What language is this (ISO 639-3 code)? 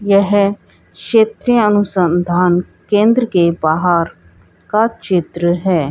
hin